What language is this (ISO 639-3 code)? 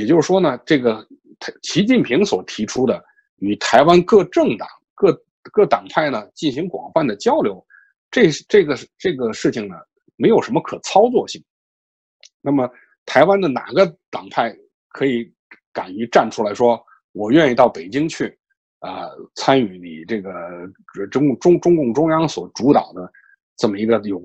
zho